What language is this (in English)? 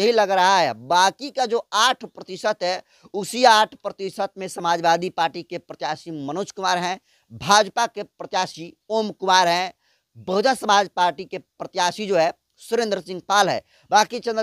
Hindi